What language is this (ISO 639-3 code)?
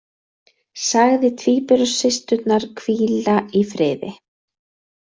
isl